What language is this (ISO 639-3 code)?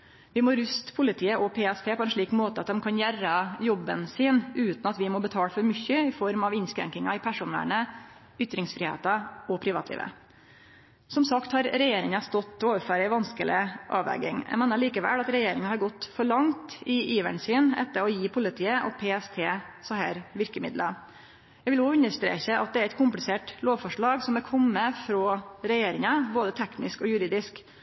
nno